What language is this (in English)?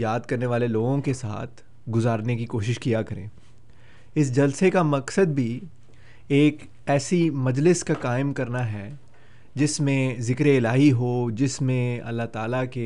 Urdu